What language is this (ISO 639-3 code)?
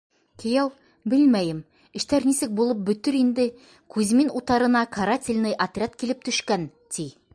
bak